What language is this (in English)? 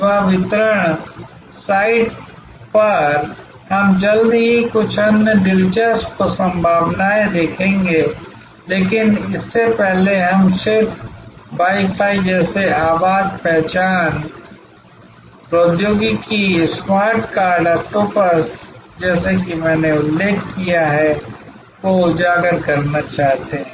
Hindi